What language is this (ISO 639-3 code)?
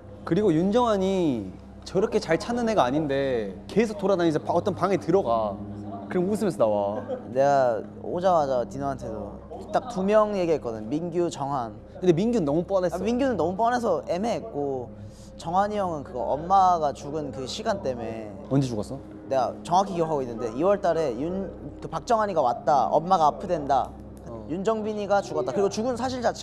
kor